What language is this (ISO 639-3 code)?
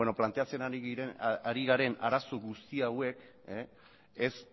eus